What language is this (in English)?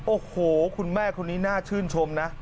Thai